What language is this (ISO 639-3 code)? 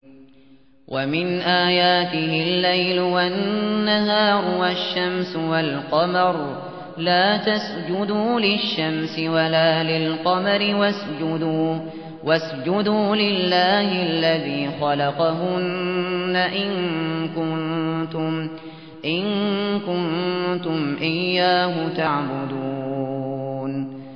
ara